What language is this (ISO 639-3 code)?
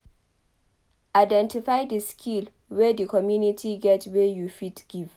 pcm